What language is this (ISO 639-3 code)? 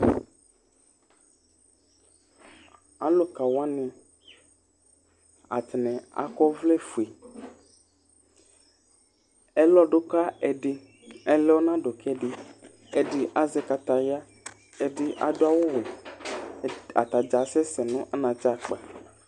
kpo